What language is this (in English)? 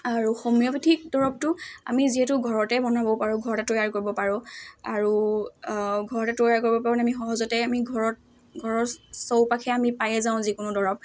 Assamese